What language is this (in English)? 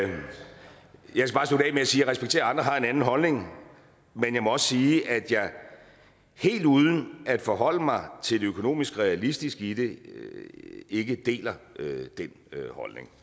Danish